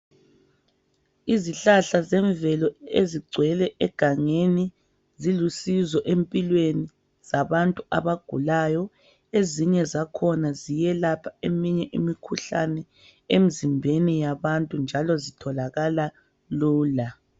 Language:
North Ndebele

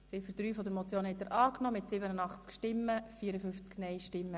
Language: Swiss German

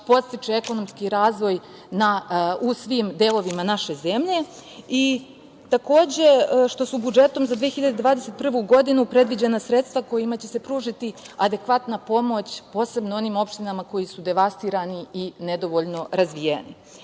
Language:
Serbian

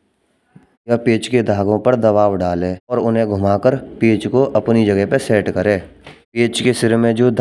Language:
Braj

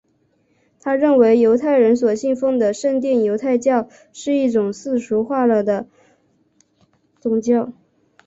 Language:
Chinese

